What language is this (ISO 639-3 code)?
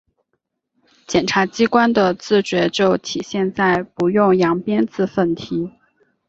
zho